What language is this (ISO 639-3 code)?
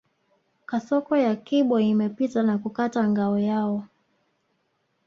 swa